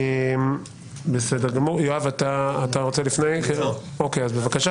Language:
Hebrew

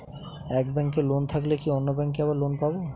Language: Bangla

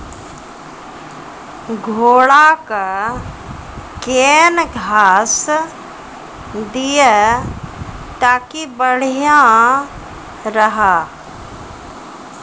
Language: Maithili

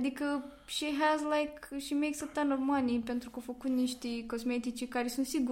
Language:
Romanian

